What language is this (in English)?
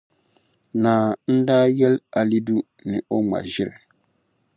Dagbani